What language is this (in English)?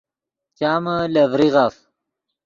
Yidgha